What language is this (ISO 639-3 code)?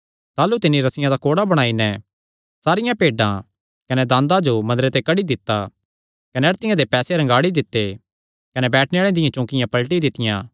xnr